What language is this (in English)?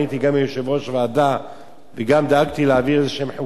Hebrew